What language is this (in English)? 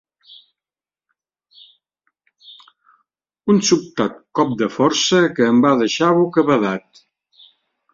Catalan